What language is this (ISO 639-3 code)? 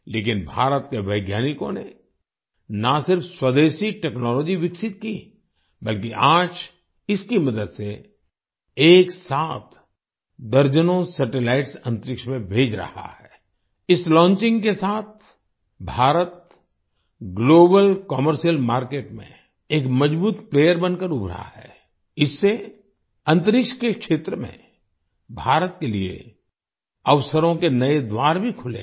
hin